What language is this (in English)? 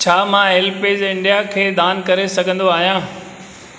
Sindhi